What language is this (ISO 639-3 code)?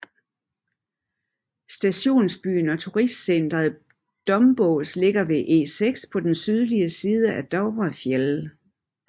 dan